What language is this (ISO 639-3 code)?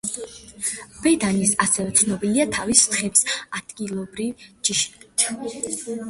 kat